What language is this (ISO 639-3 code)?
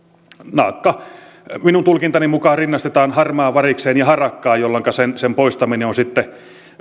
fin